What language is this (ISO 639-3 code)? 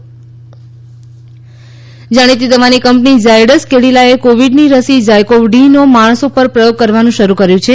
guj